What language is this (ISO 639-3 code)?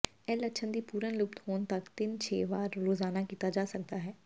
pan